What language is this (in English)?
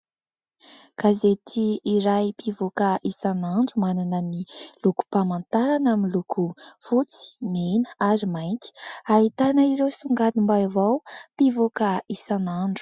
Malagasy